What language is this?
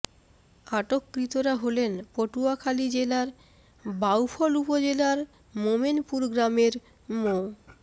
Bangla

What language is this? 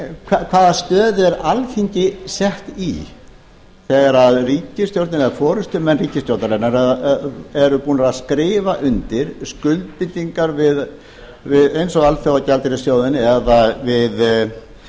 Icelandic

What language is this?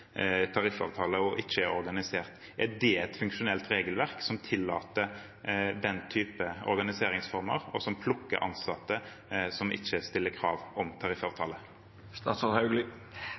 Norwegian Bokmål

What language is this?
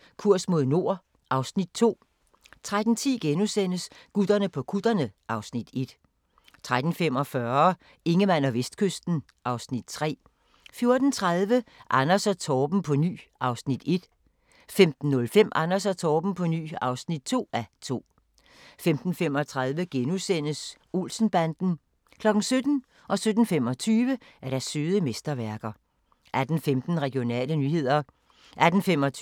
Danish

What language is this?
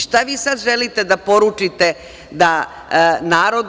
Serbian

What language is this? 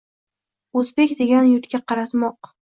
Uzbek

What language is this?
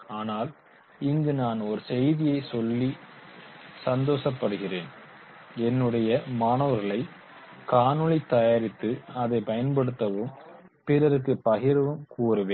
Tamil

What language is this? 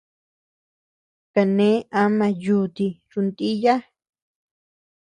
Tepeuxila Cuicatec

